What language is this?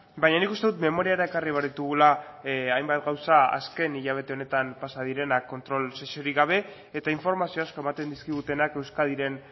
Basque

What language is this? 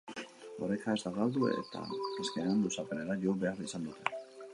Basque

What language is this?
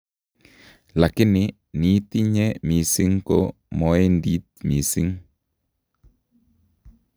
Kalenjin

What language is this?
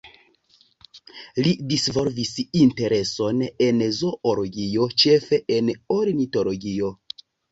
Esperanto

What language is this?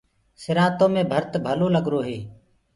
Gurgula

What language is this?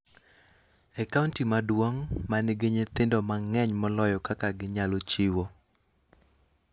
Luo (Kenya and Tanzania)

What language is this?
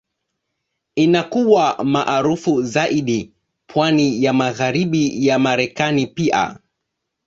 Swahili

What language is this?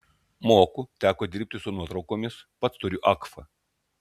Lithuanian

